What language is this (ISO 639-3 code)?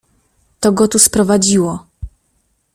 pol